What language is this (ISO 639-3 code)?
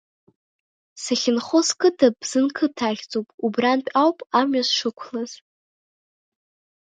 abk